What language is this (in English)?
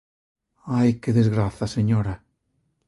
Galician